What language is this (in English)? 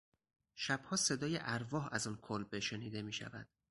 Persian